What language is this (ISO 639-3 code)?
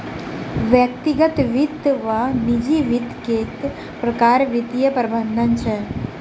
mai